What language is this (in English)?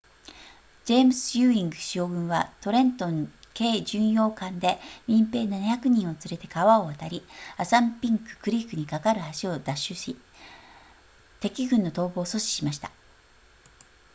Japanese